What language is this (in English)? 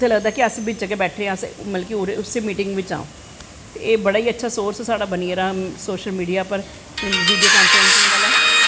Dogri